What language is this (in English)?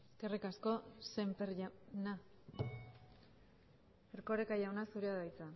Basque